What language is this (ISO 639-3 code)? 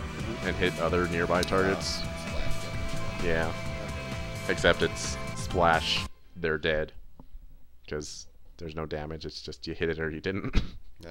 eng